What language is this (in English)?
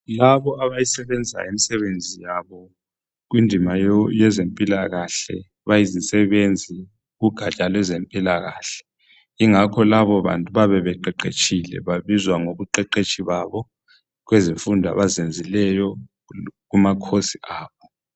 North Ndebele